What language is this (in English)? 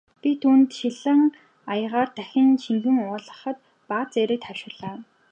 Mongolian